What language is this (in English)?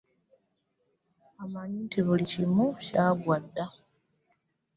Ganda